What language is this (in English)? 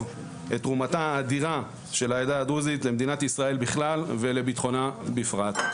Hebrew